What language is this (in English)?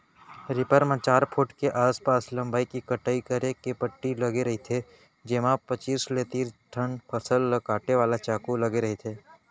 Chhattisgarhi